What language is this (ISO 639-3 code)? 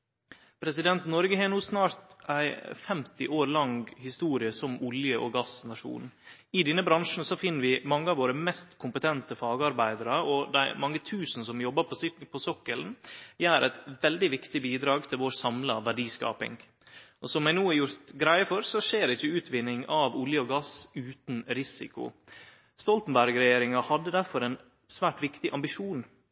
nno